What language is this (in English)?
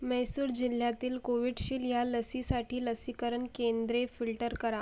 Marathi